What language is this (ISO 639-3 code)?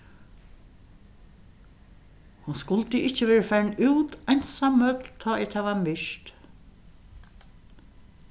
fao